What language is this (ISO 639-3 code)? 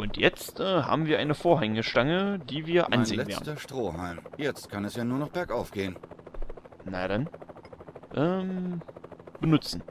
deu